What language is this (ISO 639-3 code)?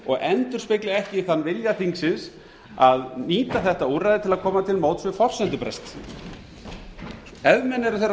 isl